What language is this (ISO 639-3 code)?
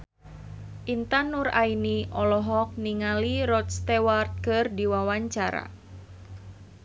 sun